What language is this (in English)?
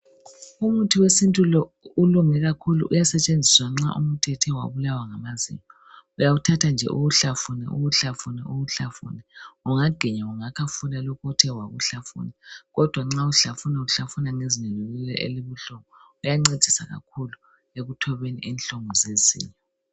North Ndebele